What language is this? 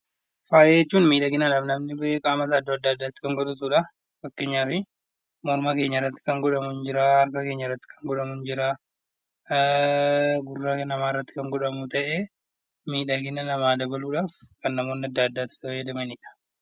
Oromo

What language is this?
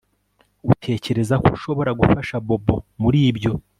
Kinyarwanda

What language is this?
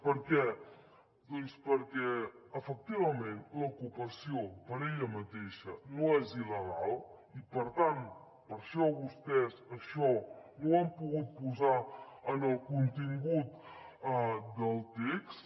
Catalan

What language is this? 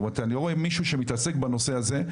Hebrew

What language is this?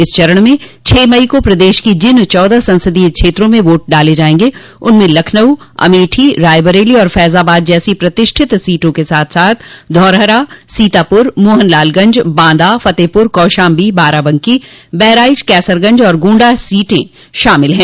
Hindi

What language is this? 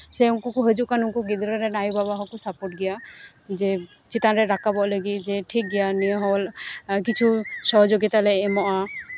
Santali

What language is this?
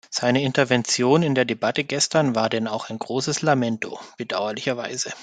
German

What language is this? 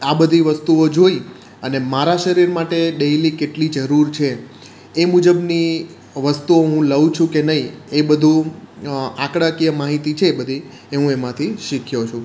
Gujarati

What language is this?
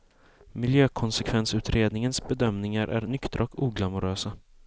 Swedish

